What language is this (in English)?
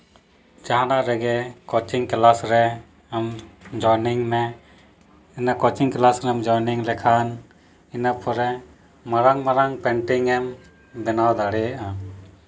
Santali